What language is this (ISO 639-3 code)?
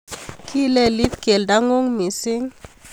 kln